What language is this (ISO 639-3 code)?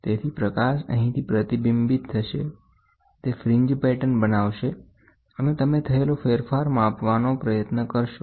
guj